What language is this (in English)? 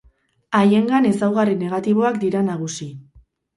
Basque